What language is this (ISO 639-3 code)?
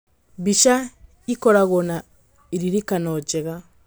kik